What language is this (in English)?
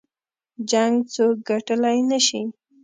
Pashto